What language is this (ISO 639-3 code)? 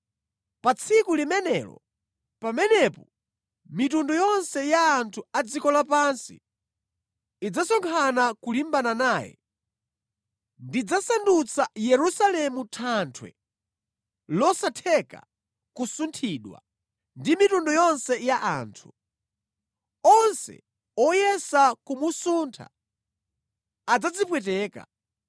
nya